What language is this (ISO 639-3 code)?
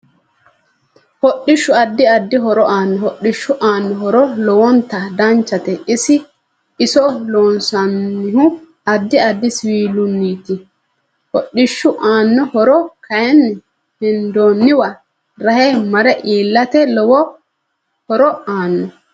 sid